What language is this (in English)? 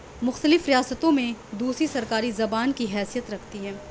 Urdu